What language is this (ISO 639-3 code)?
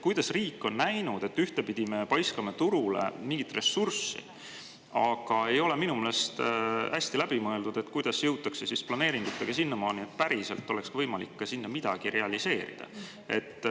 est